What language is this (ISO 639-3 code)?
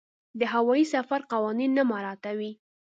pus